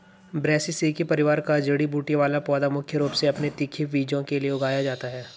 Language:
Hindi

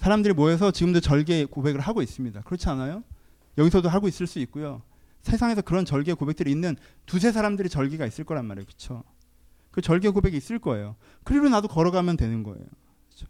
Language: Korean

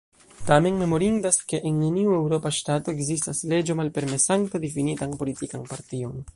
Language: Esperanto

